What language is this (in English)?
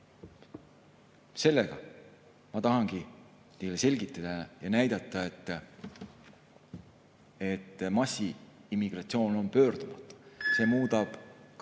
Estonian